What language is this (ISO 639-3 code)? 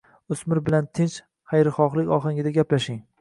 uzb